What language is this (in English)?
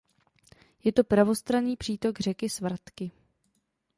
Czech